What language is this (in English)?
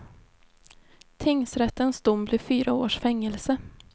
Swedish